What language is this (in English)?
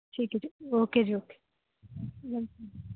Punjabi